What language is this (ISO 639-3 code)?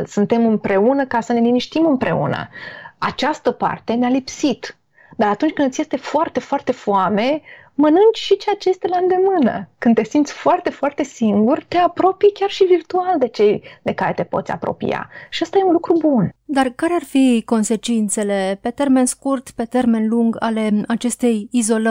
ron